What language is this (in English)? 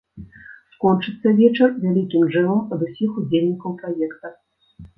Belarusian